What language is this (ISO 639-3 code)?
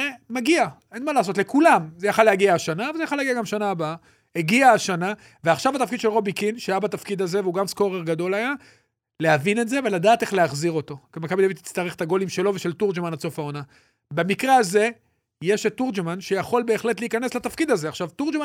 heb